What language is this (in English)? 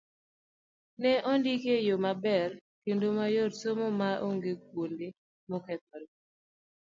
Luo (Kenya and Tanzania)